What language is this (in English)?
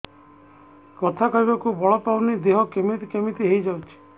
Odia